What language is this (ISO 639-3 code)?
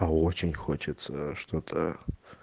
rus